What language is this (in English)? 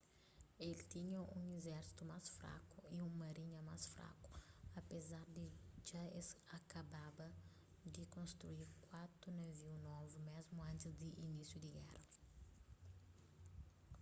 Kabuverdianu